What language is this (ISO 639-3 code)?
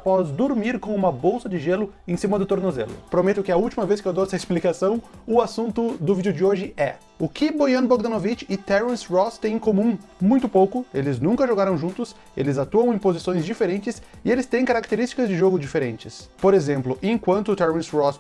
por